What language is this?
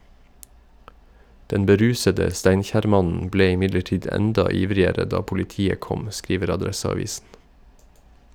Norwegian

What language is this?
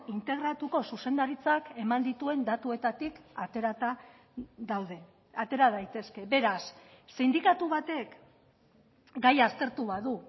Basque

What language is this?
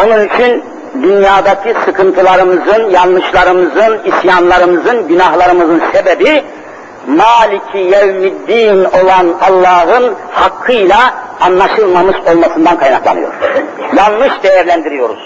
Turkish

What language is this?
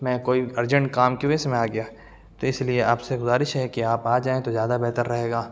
Urdu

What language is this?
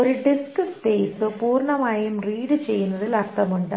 Malayalam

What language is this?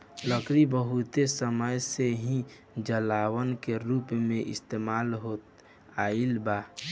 Bhojpuri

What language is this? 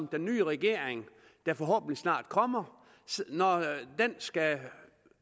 Danish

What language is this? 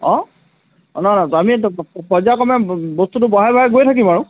Assamese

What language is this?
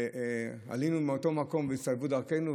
Hebrew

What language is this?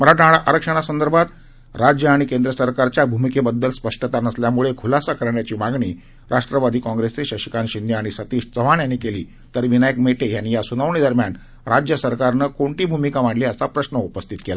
Marathi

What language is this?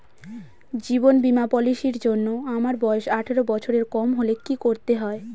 Bangla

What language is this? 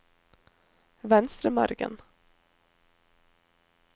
Norwegian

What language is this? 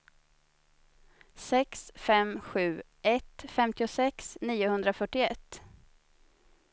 Swedish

